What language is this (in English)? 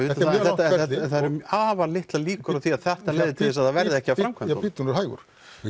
Icelandic